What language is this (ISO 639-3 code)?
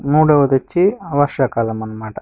tel